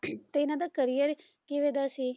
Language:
Punjabi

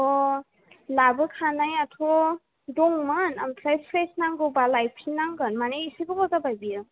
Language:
Bodo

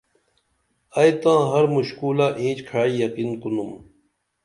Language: Dameli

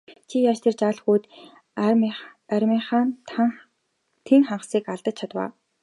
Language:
Mongolian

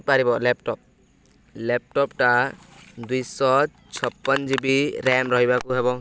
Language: Odia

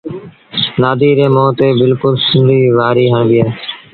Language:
Sindhi Bhil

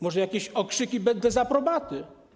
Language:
Polish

